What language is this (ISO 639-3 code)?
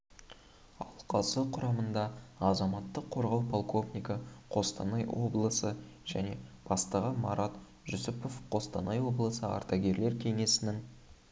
kaz